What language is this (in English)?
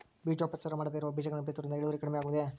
Kannada